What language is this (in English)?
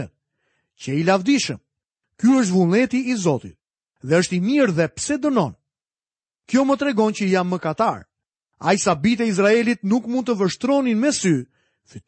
Croatian